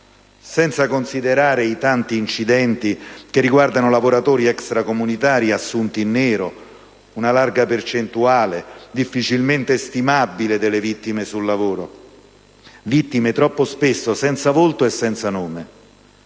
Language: Italian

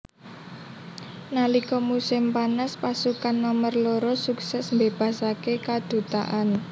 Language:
Javanese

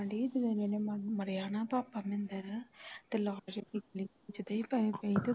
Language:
Punjabi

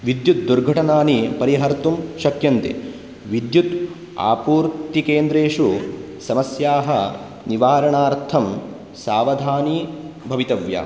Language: Sanskrit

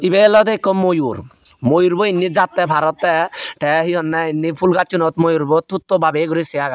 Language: Chakma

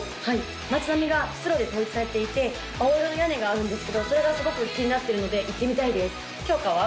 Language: Japanese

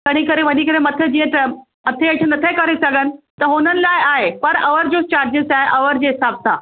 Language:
Sindhi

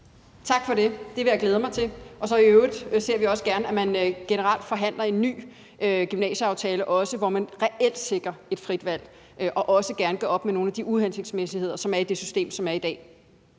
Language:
Danish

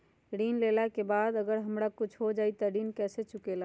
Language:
Magahi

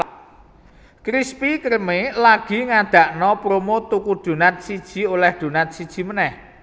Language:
Javanese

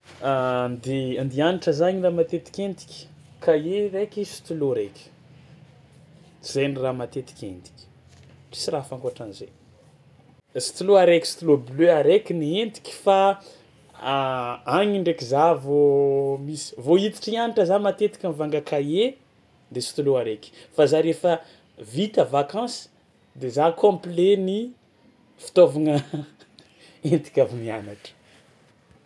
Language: Tsimihety Malagasy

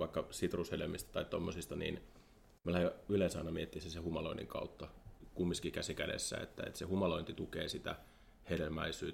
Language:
Finnish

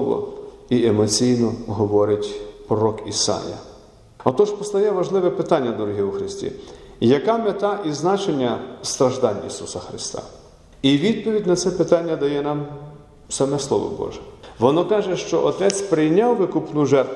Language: Ukrainian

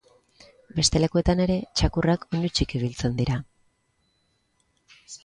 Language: Basque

